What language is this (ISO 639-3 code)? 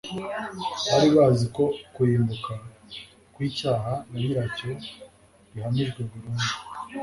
kin